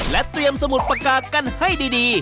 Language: Thai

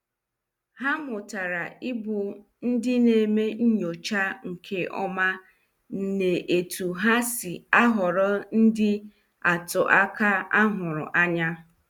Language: Igbo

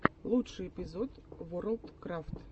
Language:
Russian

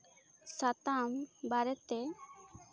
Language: Santali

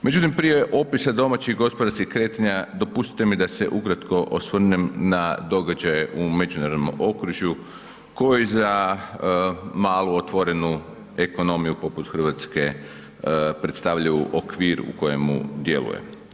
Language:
Croatian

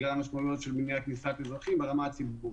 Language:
Hebrew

